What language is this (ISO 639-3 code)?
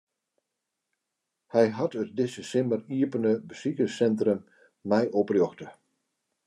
fry